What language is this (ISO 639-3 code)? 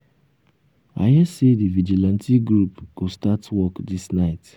pcm